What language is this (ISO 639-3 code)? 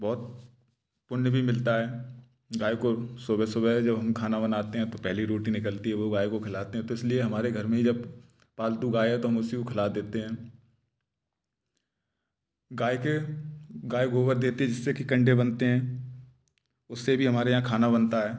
hin